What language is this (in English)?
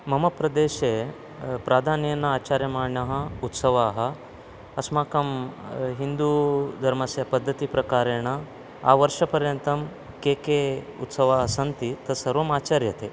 Sanskrit